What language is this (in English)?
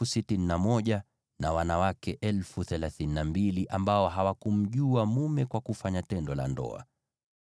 Swahili